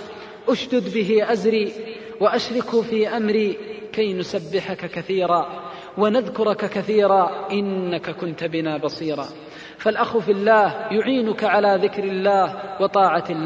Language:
Arabic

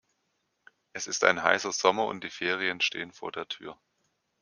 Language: German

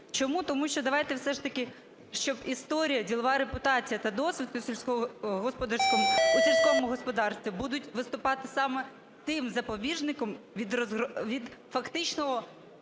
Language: Ukrainian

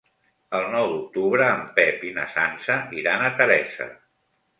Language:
Catalan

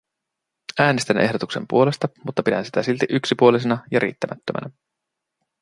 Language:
Finnish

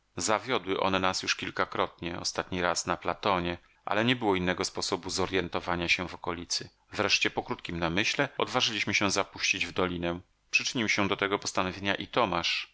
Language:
Polish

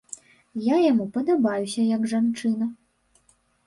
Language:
Belarusian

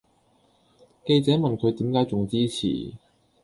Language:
Cantonese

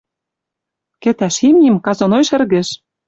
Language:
Western Mari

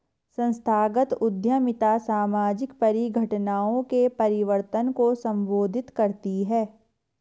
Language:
Hindi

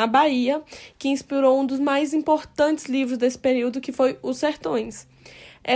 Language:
Portuguese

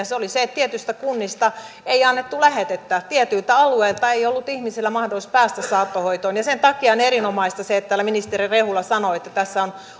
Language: Finnish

